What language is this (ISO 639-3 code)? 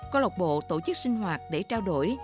vie